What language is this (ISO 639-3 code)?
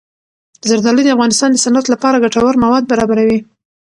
pus